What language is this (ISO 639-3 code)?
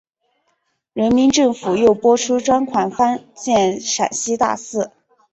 zho